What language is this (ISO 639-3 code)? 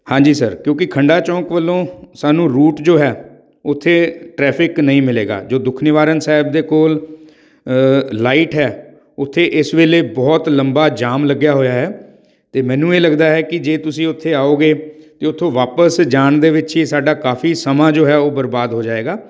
pan